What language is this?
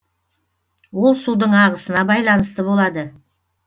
Kazakh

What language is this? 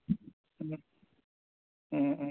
Manipuri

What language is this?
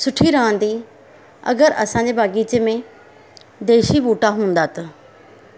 Sindhi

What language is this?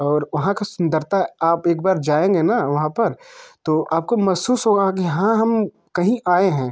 Hindi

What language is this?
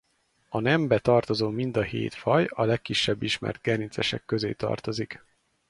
Hungarian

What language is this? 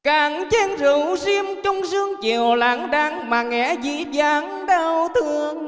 Vietnamese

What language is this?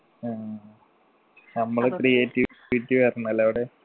Malayalam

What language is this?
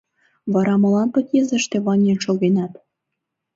Mari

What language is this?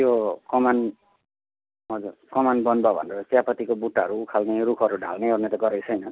Nepali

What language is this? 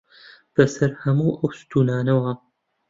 Central Kurdish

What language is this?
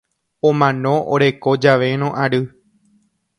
Guarani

